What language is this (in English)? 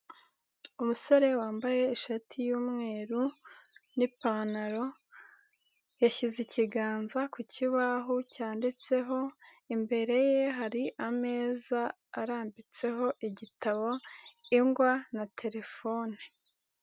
Kinyarwanda